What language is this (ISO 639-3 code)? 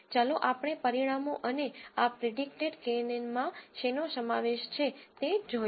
guj